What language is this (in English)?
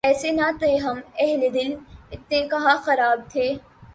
Urdu